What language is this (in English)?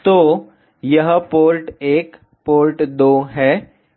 Hindi